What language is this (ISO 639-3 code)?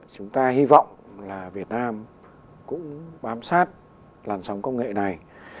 vie